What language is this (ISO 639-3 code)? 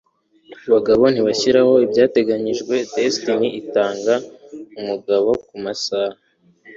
kin